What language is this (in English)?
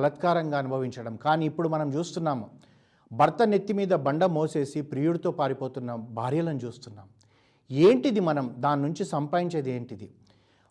Telugu